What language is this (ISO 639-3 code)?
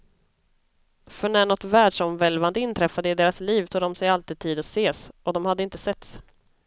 swe